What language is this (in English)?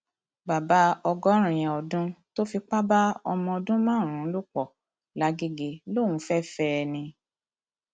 Yoruba